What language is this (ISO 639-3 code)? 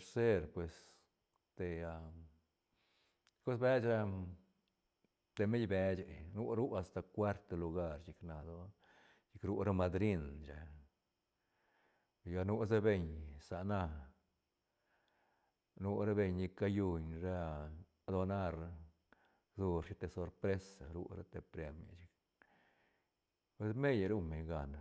ztn